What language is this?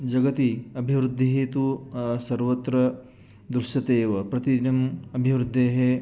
Sanskrit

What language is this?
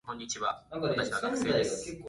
Japanese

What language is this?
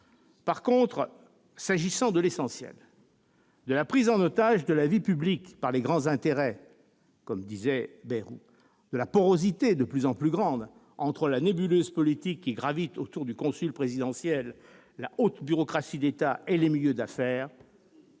French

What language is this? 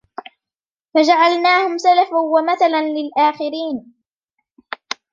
Arabic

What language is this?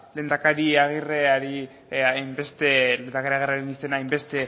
Basque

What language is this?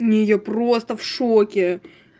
Russian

